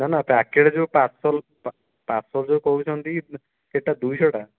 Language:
Odia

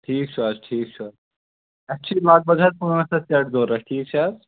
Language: Kashmiri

